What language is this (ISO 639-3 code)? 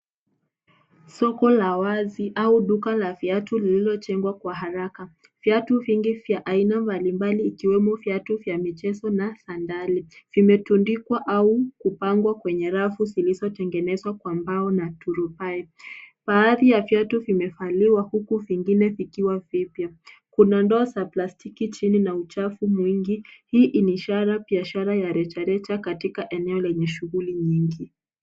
swa